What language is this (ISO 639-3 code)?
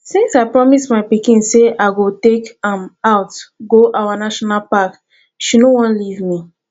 pcm